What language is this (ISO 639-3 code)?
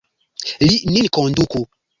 epo